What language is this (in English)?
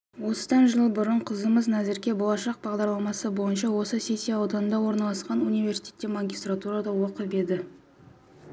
Kazakh